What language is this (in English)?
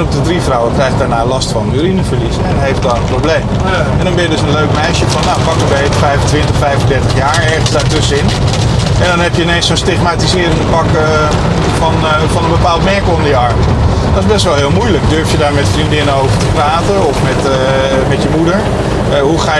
Dutch